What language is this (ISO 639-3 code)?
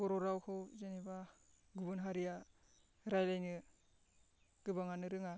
brx